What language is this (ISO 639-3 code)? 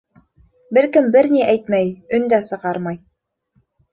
bak